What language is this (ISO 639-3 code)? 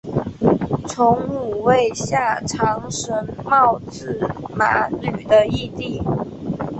zho